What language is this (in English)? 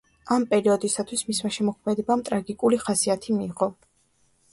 Georgian